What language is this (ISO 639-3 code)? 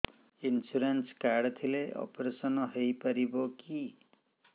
ori